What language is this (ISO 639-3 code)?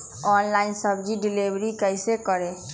mag